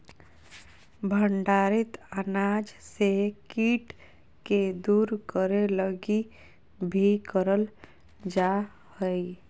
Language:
Magahi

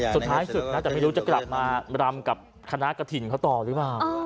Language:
Thai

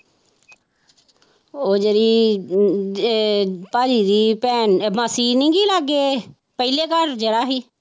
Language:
Punjabi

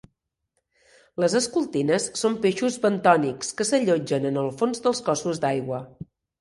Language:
Catalan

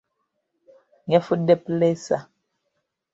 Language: Ganda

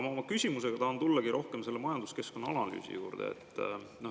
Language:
Estonian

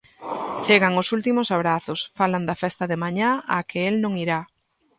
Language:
Galician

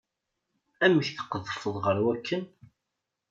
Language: Kabyle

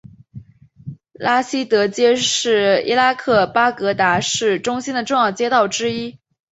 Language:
Chinese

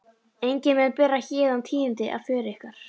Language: Icelandic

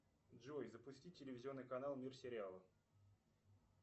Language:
Russian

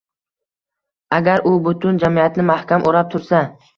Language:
Uzbek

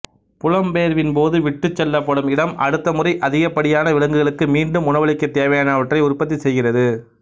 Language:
Tamil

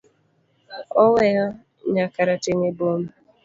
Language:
Luo (Kenya and Tanzania)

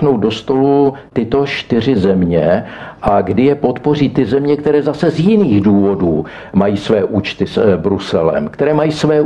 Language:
Czech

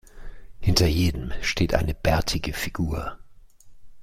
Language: German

